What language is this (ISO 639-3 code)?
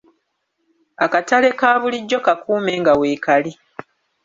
lug